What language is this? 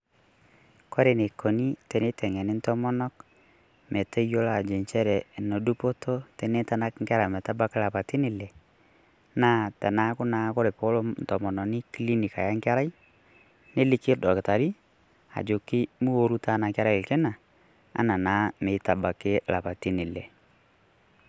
Masai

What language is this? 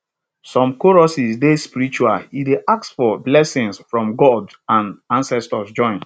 Nigerian Pidgin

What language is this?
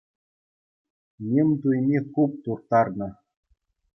Chuvash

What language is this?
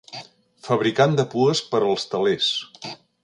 Catalan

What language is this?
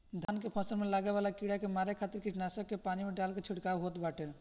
Bhojpuri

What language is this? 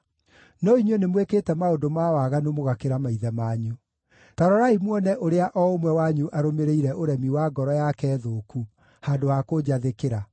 Kikuyu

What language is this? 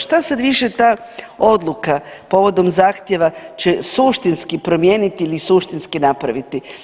Croatian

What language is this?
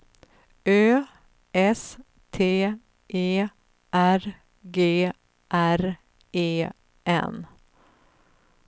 Swedish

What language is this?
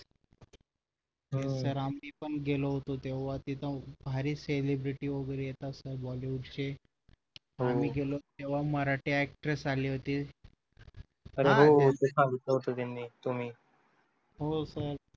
Marathi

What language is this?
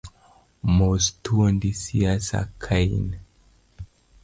Luo (Kenya and Tanzania)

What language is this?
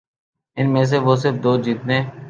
Urdu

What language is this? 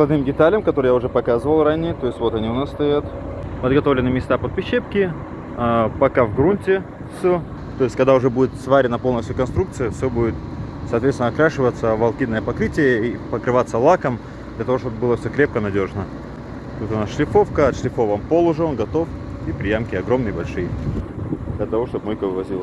Russian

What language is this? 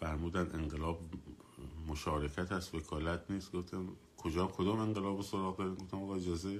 Persian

